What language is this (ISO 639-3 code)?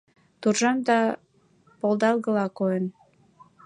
chm